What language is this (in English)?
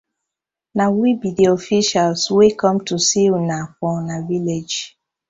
Nigerian Pidgin